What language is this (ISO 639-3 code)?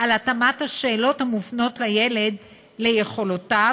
heb